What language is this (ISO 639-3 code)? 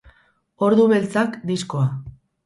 eus